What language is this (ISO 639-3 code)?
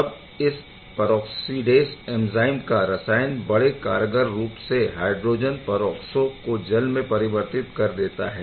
hin